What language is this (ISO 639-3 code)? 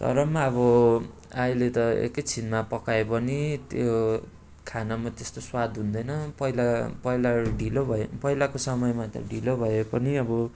nep